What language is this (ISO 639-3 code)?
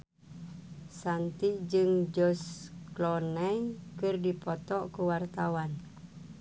sun